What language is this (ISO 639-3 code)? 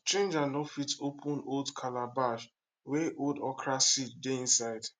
pcm